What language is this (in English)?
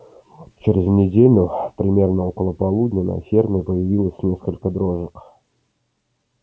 Russian